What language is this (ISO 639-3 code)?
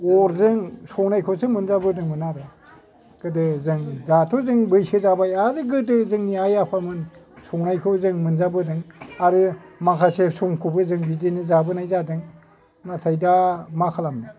brx